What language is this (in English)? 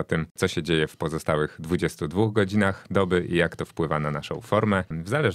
Polish